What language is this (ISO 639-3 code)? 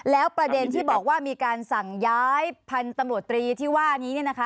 tha